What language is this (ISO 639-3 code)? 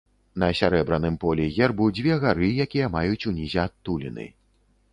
bel